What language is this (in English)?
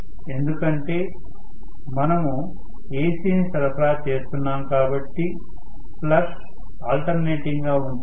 Telugu